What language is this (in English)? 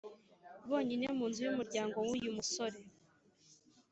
Kinyarwanda